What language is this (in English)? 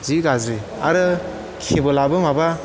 Bodo